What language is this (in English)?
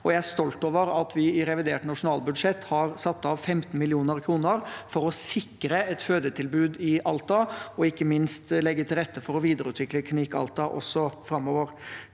Norwegian